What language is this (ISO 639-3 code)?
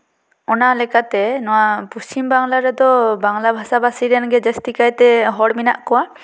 sat